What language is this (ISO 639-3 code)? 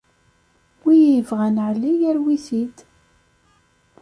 kab